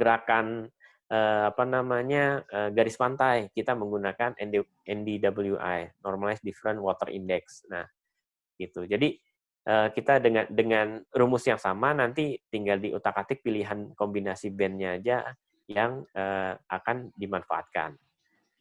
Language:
Indonesian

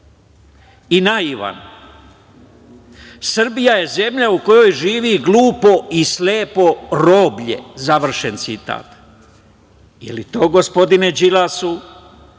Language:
Serbian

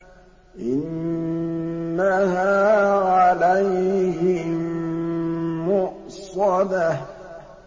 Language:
Arabic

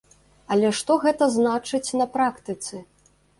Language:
Belarusian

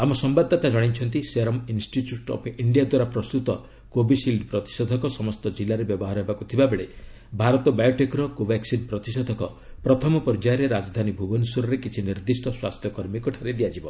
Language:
Odia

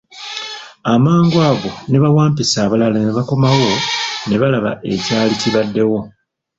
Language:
Ganda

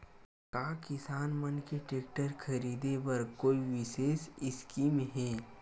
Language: Chhattisgarhi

